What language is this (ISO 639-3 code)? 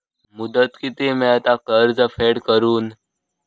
mar